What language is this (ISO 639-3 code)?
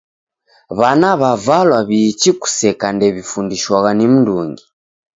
dav